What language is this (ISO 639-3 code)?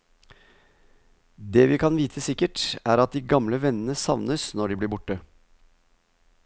nor